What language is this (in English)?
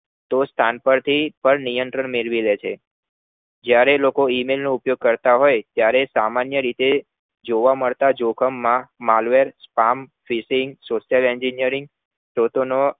Gujarati